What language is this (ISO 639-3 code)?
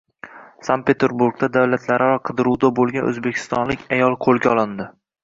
uzb